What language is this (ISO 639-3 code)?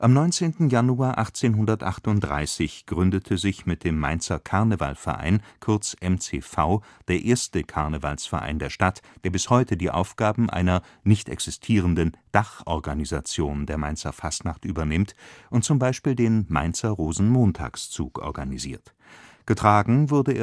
deu